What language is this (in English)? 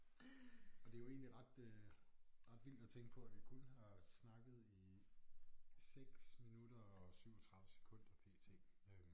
Danish